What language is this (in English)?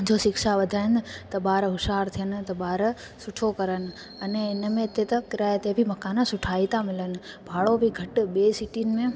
Sindhi